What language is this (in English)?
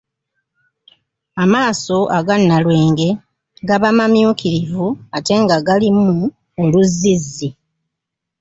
Ganda